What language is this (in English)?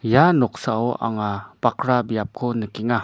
Garo